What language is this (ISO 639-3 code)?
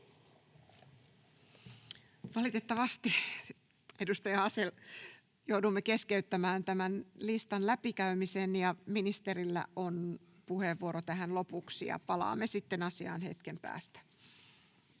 fin